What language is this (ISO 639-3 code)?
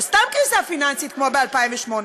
heb